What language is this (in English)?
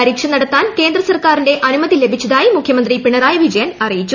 Malayalam